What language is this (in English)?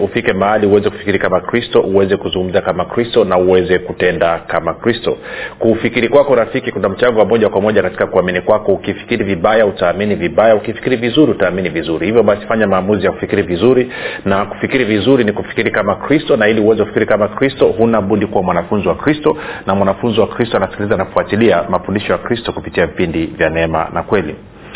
Swahili